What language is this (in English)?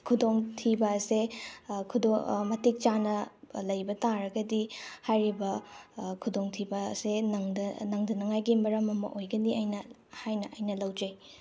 Manipuri